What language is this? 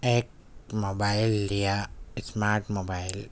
Urdu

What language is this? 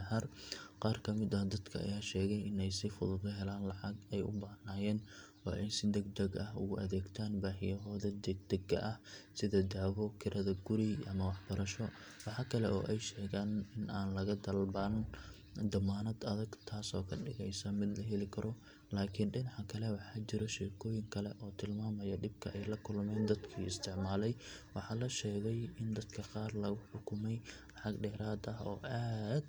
Somali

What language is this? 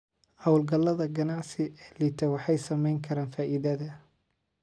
Somali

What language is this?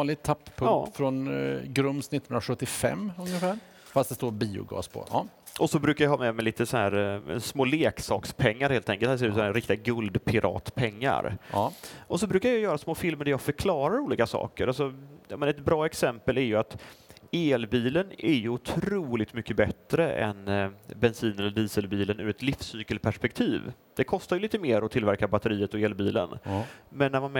Swedish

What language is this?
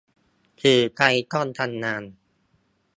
Thai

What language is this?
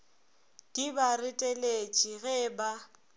Northern Sotho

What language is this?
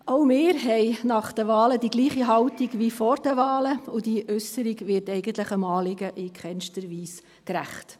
Swiss German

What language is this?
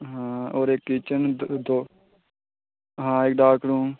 Dogri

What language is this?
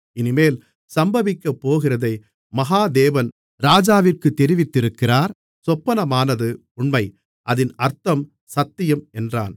Tamil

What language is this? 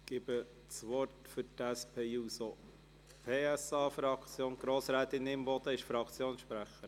Swiss German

